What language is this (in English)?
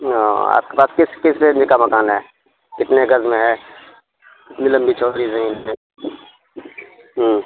Urdu